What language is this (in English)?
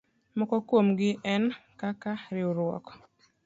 Luo (Kenya and Tanzania)